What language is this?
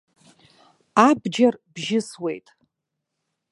Abkhazian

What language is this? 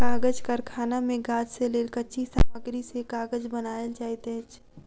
Maithili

